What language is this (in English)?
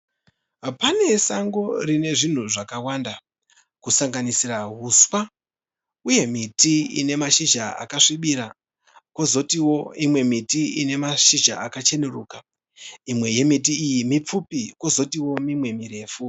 Shona